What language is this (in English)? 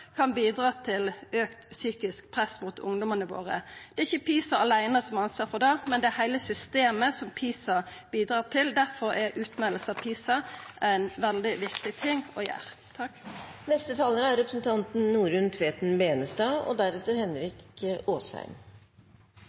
Norwegian